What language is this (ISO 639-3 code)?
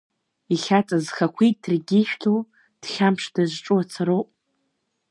abk